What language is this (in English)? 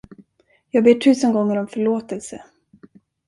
Swedish